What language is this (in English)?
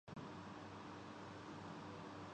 Urdu